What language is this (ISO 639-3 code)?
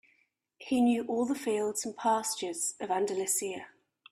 eng